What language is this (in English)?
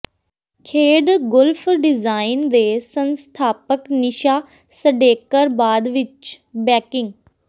Punjabi